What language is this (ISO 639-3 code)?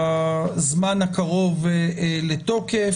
heb